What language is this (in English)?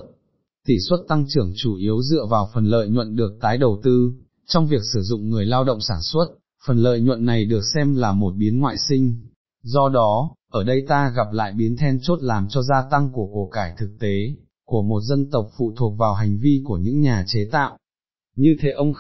Vietnamese